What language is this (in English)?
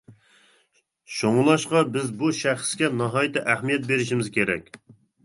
Uyghur